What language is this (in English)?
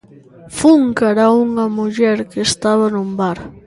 Galician